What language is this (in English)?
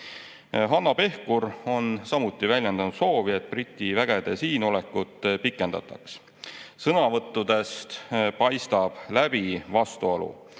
Estonian